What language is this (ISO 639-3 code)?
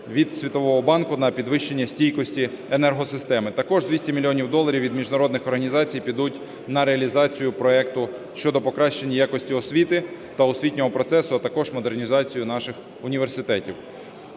ukr